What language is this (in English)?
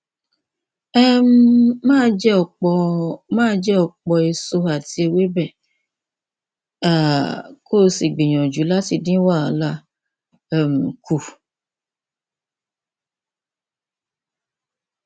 Yoruba